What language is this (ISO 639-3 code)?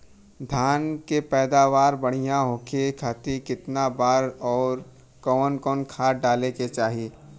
bho